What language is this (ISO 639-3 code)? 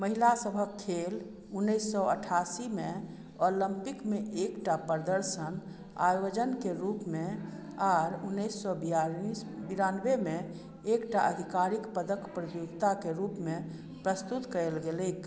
mai